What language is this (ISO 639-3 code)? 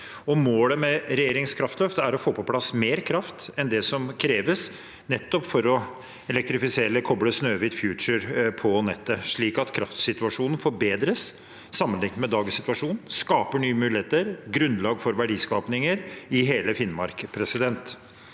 nor